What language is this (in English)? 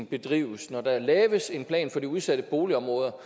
Danish